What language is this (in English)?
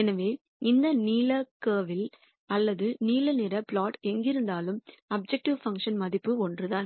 Tamil